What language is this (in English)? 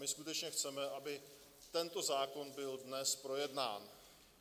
Czech